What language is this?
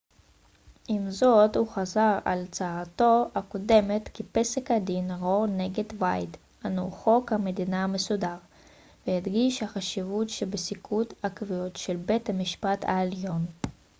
Hebrew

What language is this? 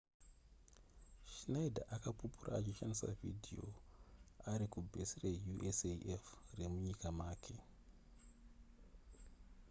Shona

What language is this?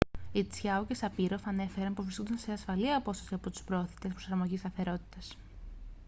Greek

